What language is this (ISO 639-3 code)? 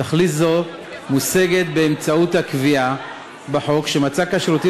heb